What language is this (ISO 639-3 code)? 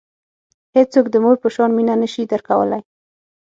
pus